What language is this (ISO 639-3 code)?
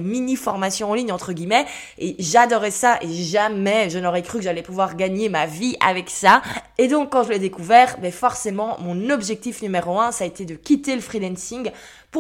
fra